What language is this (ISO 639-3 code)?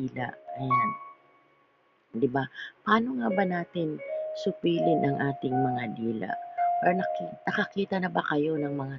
fil